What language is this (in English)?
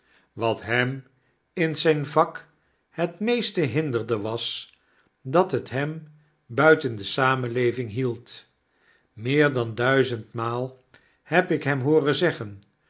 Dutch